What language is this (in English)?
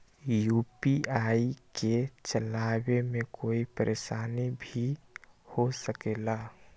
Magahi